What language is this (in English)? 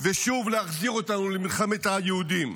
Hebrew